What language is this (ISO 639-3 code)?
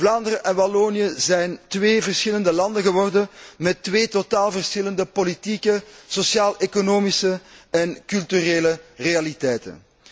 nld